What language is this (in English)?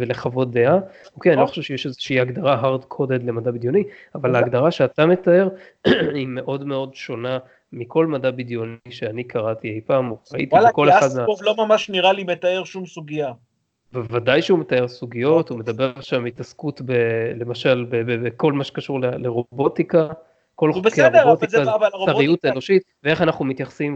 Hebrew